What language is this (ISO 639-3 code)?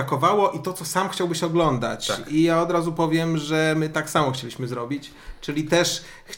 pol